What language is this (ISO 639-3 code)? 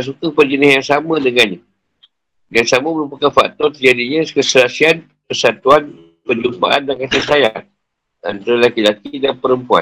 msa